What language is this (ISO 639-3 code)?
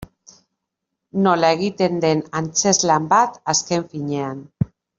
eus